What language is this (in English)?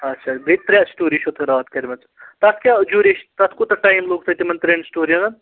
Kashmiri